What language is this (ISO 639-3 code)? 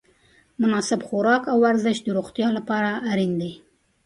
pus